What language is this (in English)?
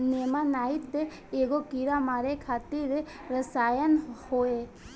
Bhojpuri